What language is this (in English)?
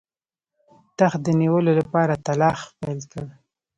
Pashto